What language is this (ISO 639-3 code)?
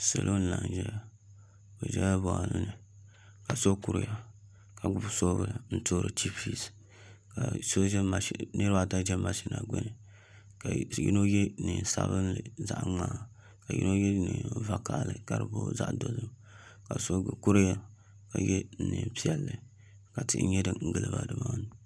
dag